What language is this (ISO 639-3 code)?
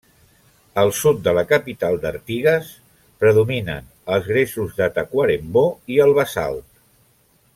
cat